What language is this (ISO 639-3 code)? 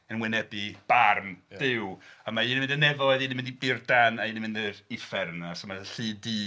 cym